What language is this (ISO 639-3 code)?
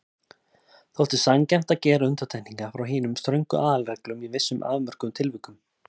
isl